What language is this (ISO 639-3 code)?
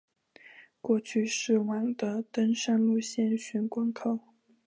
zho